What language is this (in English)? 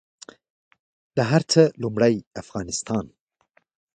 Pashto